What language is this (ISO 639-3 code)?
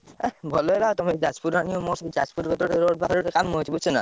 ori